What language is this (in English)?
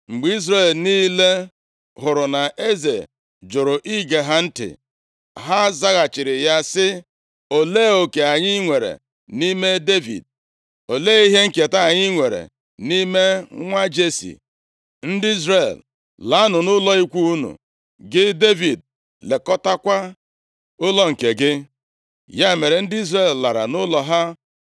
Igbo